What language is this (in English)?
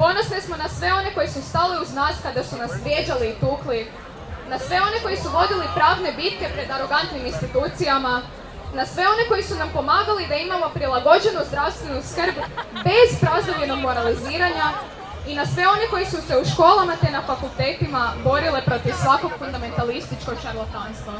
Croatian